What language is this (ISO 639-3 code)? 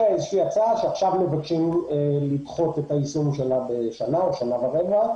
heb